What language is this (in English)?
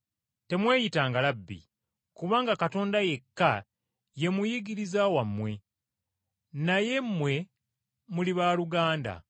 Ganda